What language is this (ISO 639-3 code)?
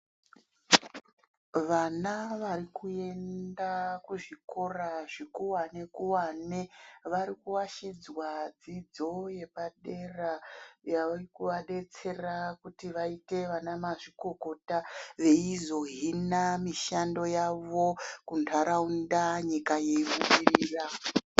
ndc